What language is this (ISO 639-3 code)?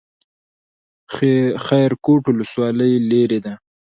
pus